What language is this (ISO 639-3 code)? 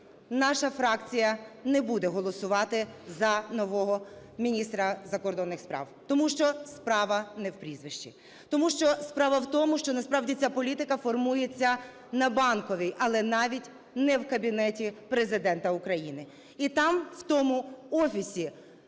ukr